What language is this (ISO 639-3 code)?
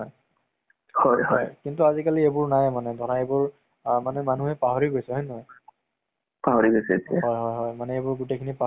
asm